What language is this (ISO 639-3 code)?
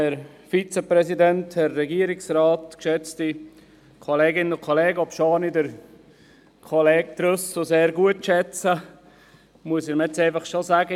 gsw